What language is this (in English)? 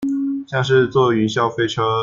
Chinese